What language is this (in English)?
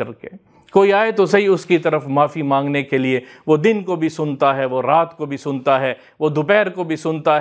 Arabic